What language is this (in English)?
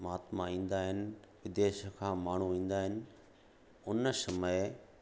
Sindhi